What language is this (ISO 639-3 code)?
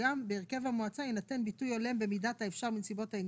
heb